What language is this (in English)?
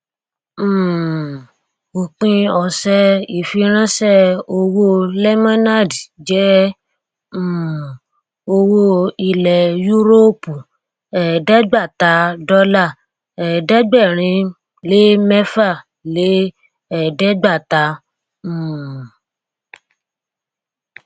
Yoruba